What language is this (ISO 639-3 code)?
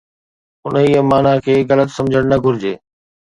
snd